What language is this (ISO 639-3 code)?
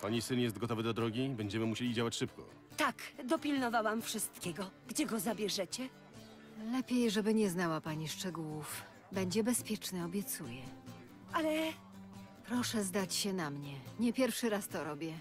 pol